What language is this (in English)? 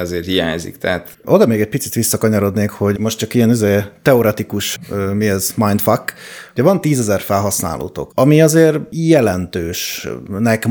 Hungarian